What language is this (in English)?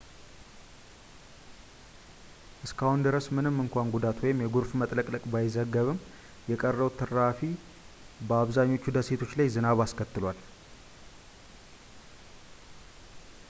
Amharic